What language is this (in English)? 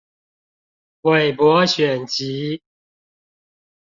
Chinese